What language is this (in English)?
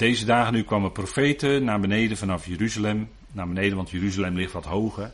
Dutch